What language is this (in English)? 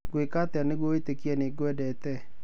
Kikuyu